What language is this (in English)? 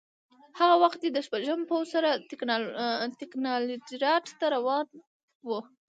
Pashto